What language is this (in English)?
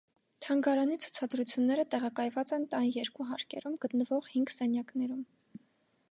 Armenian